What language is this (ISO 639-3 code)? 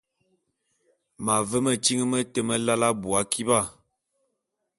bum